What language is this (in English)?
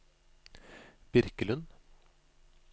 Norwegian